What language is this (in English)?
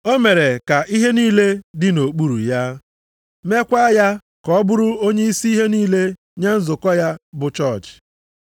Igbo